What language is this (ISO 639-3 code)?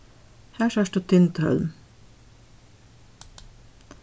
fao